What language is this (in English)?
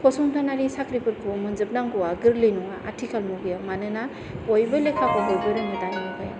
Bodo